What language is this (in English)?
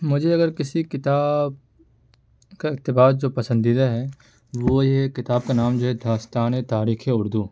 Urdu